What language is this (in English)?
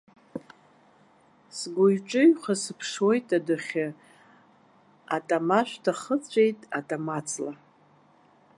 Abkhazian